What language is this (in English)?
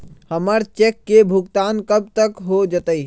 Magahi